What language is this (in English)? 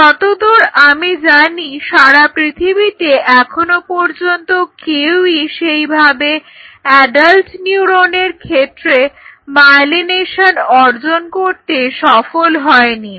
Bangla